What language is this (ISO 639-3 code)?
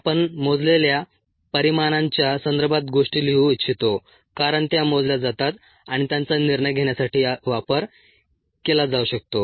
mar